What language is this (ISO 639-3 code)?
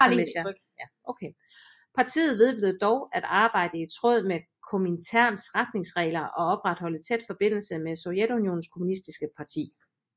dan